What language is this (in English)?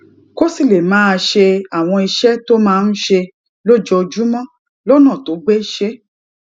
Yoruba